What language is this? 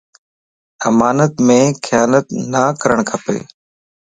Lasi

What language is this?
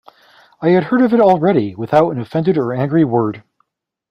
English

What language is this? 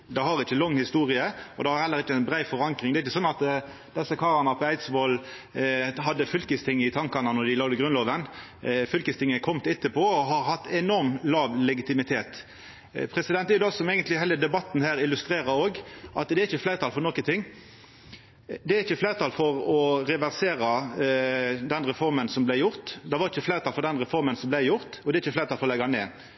Norwegian Nynorsk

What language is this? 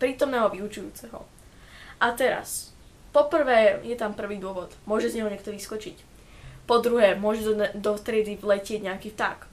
Slovak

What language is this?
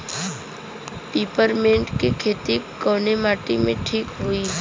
Bhojpuri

